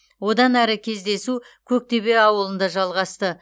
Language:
Kazakh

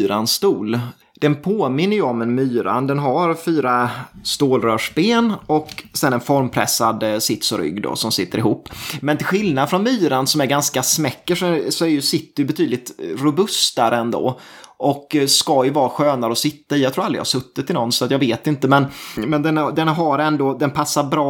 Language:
Swedish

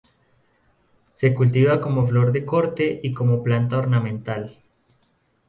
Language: Spanish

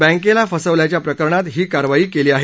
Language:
Marathi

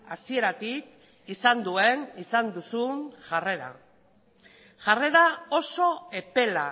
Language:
Basque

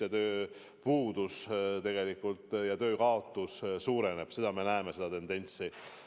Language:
Estonian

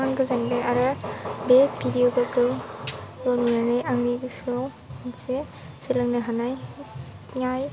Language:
Bodo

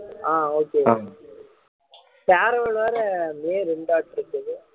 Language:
Tamil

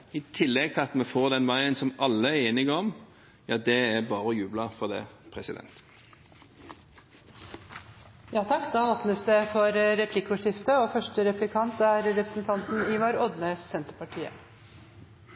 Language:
Norwegian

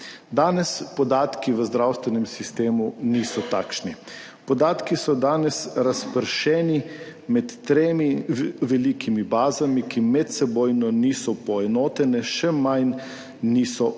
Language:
Slovenian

